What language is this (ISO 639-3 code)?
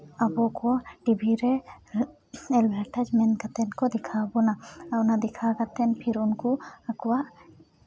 sat